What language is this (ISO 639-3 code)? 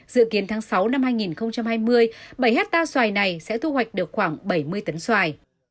vie